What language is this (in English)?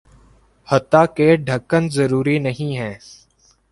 Urdu